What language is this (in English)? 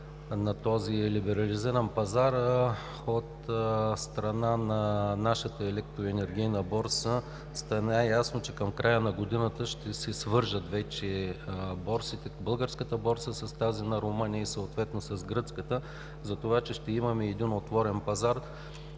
Bulgarian